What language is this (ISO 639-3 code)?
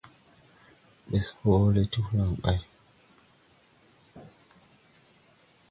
tui